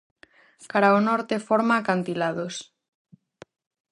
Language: Galician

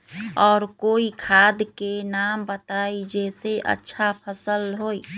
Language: Magahi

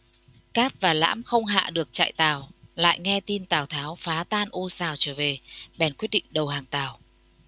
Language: Vietnamese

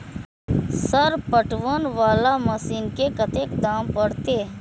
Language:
Maithili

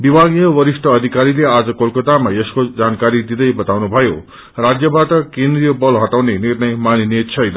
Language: Nepali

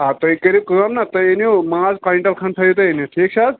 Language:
Kashmiri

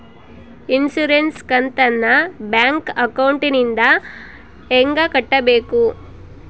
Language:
Kannada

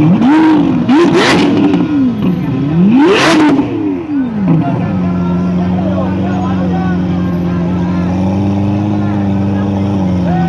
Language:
Vietnamese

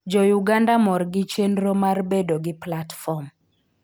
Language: Luo (Kenya and Tanzania)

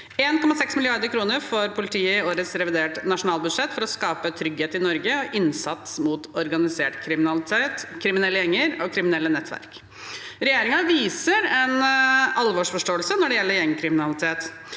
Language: Norwegian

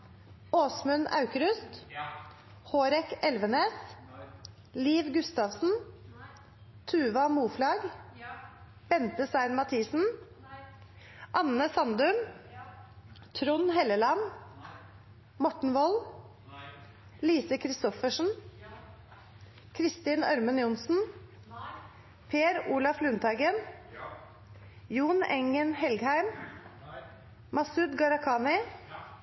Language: Norwegian Nynorsk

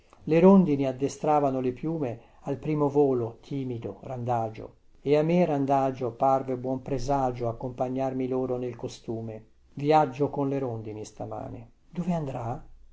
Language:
Italian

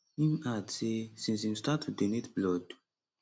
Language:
Nigerian Pidgin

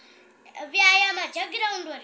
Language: Marathi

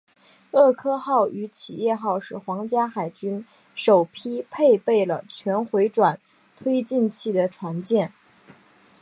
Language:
Chinese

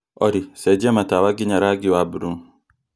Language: Kikuyu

